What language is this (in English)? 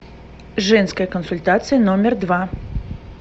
Russian